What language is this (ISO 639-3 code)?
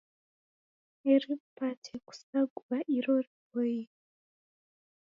dav